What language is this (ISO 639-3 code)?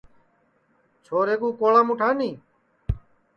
ssi